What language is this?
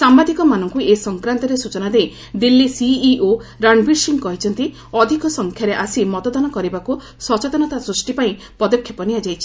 Odia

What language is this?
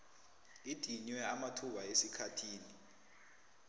South Ndebele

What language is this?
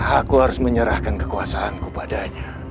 Indonesian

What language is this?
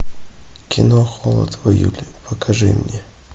Russian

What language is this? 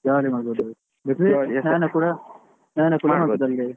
Kannada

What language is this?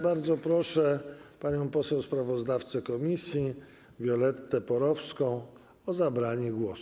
Polish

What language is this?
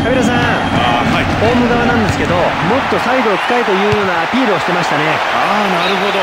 Japanese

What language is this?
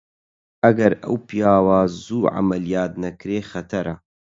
Central Kurdish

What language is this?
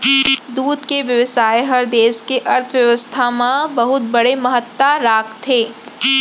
Chhattisgarhi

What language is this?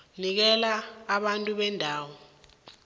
South Ndebele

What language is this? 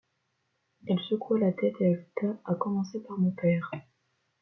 French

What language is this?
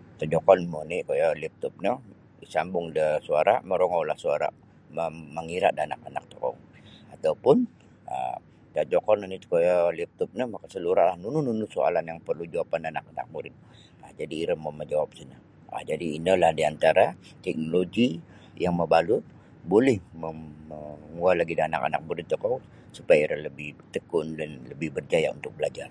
Sabah Bisaya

